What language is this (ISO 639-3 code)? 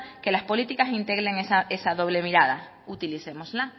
spa